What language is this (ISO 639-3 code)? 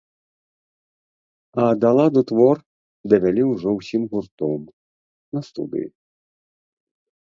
bel